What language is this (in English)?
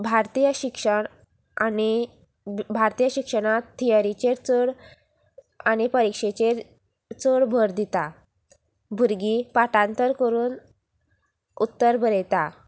Konkani